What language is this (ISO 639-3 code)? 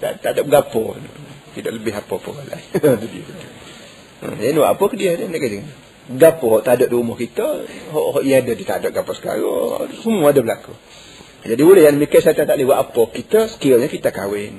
msa